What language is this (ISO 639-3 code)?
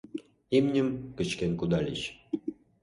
chm